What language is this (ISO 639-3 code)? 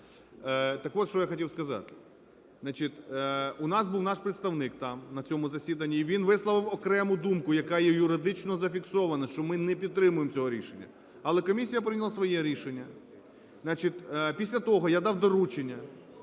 ukr